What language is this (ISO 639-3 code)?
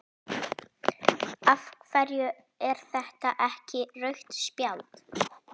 isl